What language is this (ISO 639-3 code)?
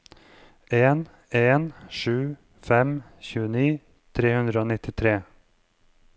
nor